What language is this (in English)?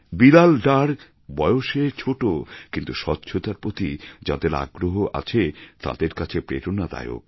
Bangla